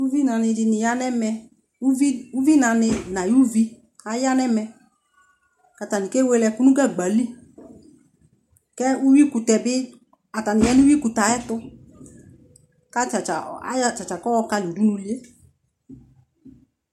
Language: Ikposo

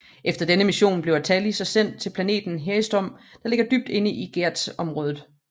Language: Danish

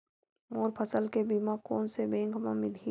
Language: Chhattisgarhi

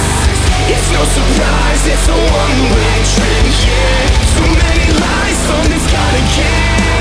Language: Ukrainian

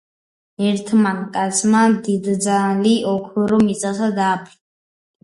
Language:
Georgian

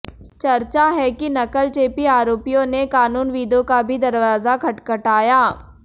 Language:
Hindi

